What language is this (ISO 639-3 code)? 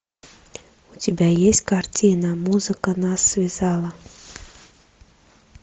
rus